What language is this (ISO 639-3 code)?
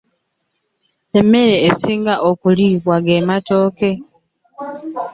lug